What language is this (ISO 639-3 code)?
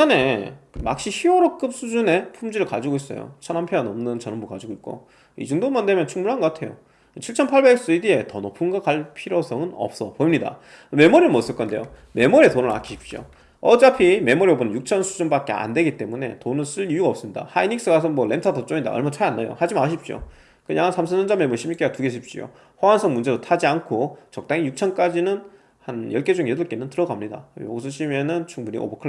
kor